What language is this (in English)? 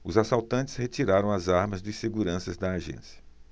Portuguese